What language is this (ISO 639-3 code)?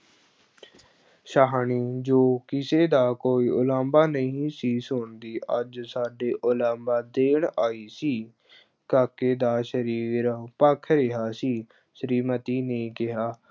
pan